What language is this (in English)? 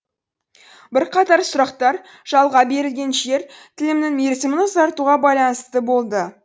Kazakh